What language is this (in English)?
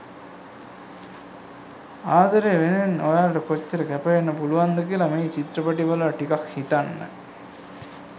Sinhala